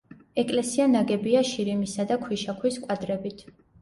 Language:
Georgian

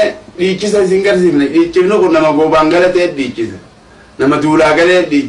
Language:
Oromo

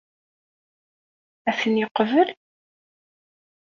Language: Kabyle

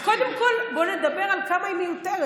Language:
Hebrew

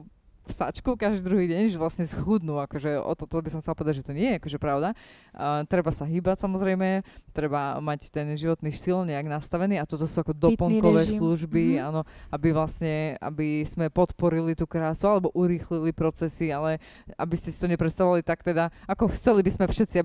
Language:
Slovak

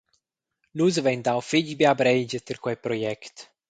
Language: Romansh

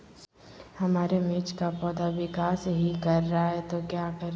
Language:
Magahi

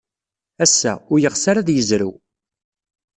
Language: Kabyle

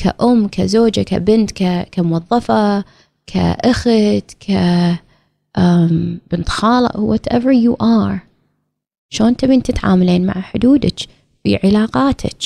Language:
Arabic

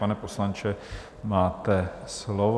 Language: Czech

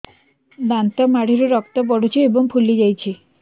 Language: Odia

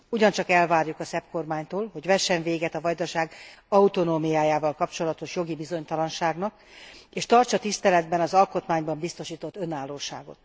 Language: Hungarian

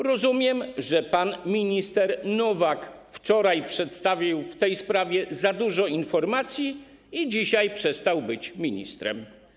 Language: Polish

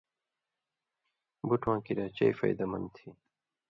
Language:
Indus Kohistani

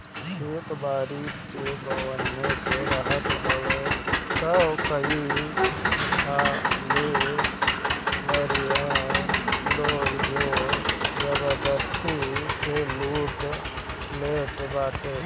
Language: Bhojpuri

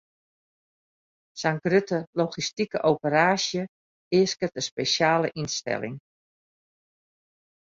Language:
Western Frisian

